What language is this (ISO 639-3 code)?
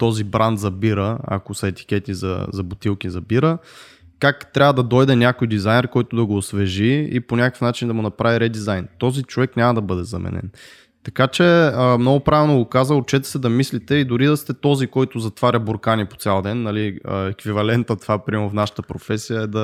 bul